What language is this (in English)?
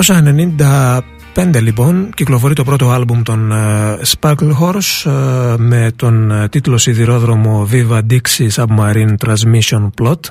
Greek